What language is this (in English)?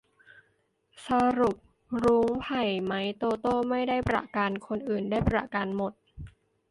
Thai